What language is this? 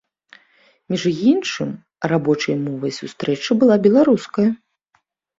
Belarusian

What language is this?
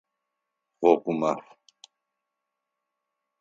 Adyghe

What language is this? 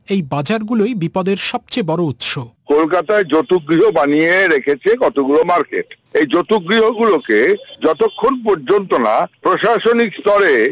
Bangla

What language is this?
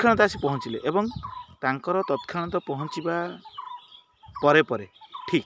Odia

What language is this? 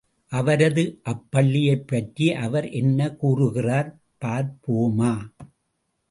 Tamil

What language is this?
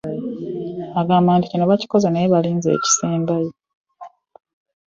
Ganda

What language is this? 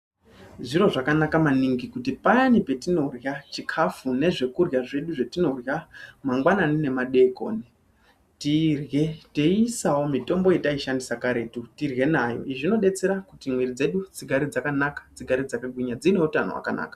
Ndau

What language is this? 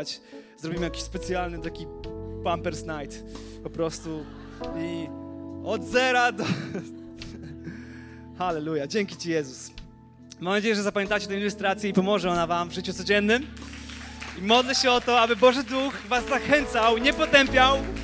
Polish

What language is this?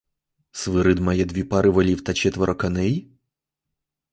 Ukrainian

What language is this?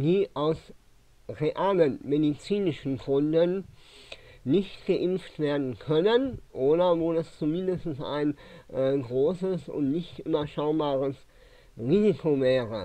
German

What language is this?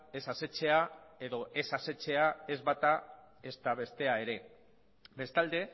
Basque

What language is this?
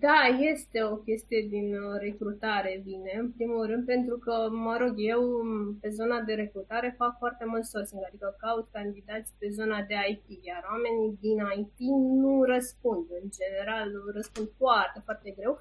Romanian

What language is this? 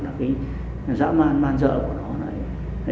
Vietnamese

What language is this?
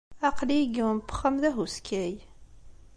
Kabyle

